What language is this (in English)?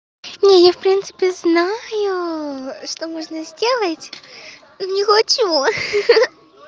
Russian